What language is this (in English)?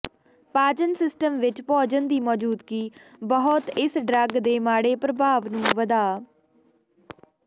Punjabi